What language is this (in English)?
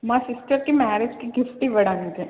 Telugu